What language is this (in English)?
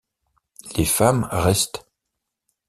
French